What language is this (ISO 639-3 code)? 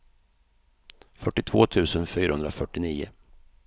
swe